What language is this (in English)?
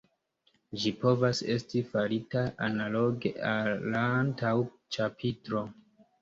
Esperanto